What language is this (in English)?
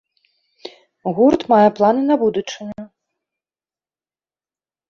Belarusian